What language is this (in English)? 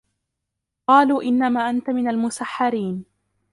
Arabic